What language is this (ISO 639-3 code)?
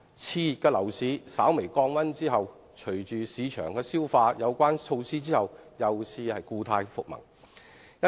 yue